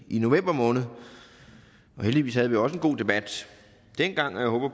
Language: Danish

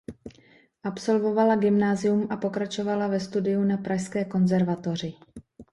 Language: Czech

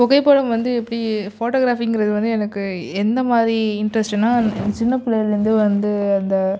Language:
Tamil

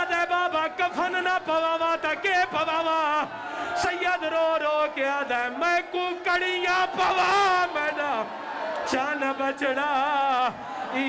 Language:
Punjabi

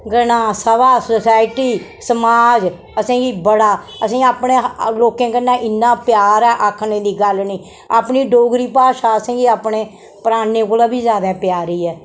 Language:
Dogri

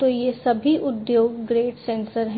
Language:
Hindi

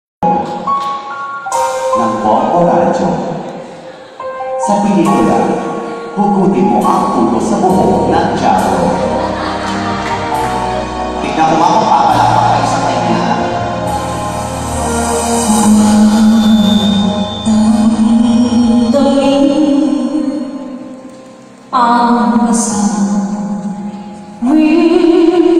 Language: Korean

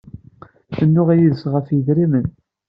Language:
Kabyle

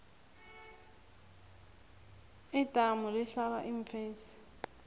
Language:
South Ndebele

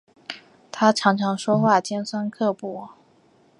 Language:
Chinese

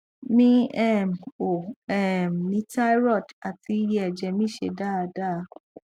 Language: Yoruba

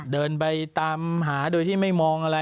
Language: Thai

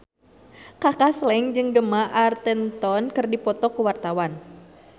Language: Sundanese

